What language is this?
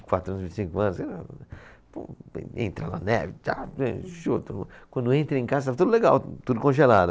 Portuguese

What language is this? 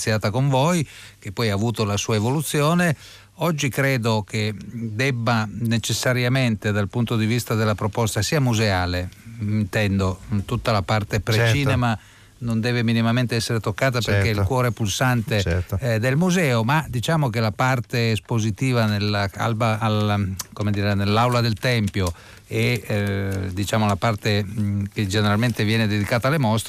Italian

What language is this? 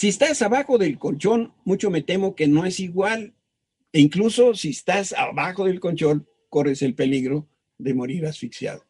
Spanish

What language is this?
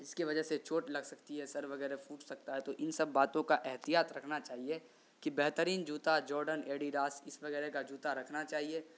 Urdu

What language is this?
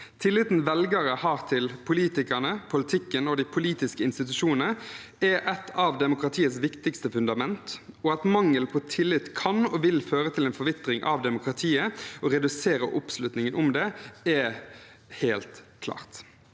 Norwegian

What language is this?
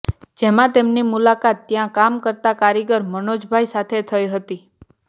Gujarati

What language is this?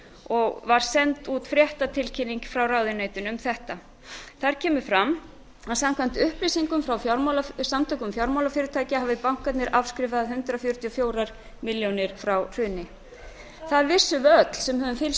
Icelandic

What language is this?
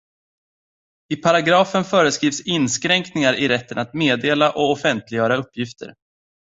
Swedish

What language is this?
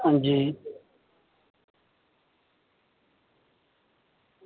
Dogri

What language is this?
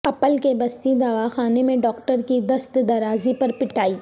Urdu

